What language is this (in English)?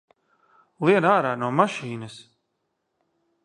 Latvian